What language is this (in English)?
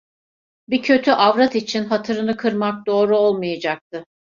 Turkish